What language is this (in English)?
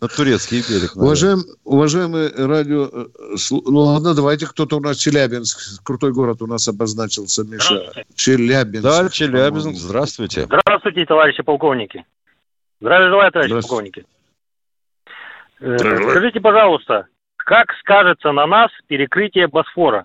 Russian